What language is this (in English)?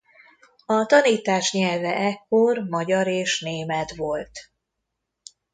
Hungarian